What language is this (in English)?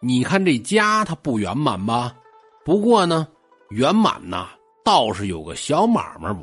Chinese